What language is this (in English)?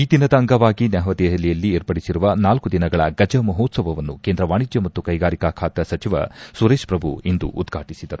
Kannada